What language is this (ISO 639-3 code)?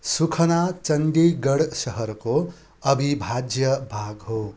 nep